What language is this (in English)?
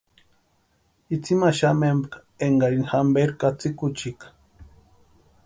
Western Highland Purepecha